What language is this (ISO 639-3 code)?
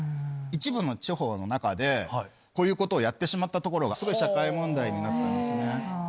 jpn